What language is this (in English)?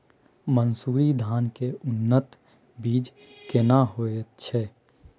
Maithili